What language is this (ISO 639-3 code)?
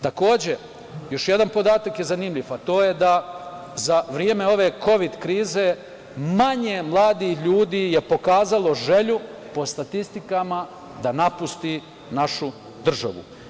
srp